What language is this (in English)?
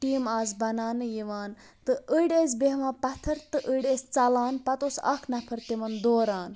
Kashmiri